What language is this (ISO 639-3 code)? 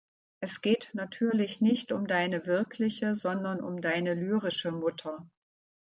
deu